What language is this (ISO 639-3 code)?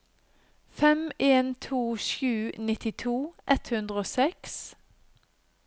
nor